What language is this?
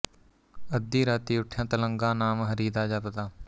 Punjabi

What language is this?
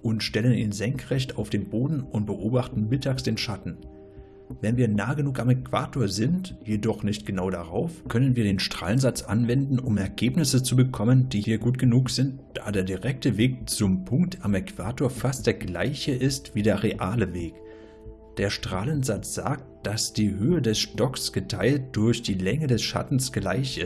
German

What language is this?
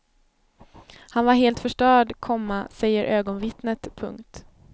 Swedish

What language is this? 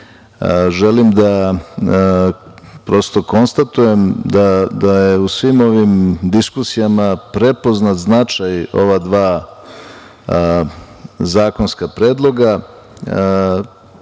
Serbian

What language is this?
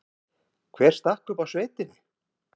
Icelandic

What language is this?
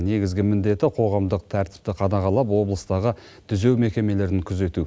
Kazakh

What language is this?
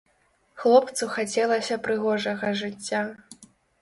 Belarusian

